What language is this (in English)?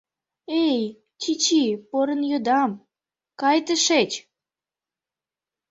Mari